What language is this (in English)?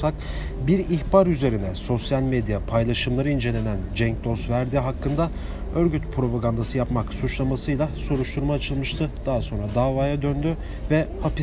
Turkish